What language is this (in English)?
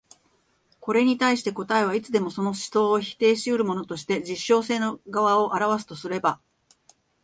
Japanese